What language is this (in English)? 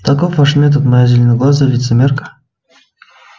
Russian